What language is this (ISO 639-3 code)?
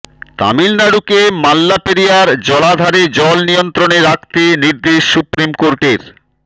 ben